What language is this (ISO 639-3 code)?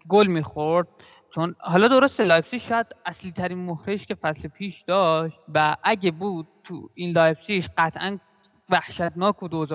fas